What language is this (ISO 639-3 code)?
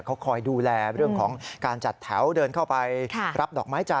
tha